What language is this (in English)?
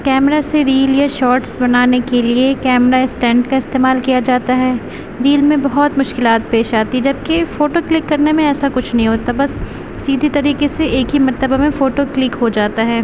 Urdu